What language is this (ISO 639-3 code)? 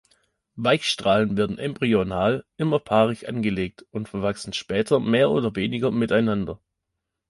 deu